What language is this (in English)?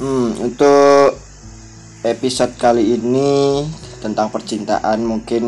Indonesian